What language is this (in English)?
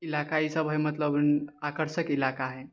Maithili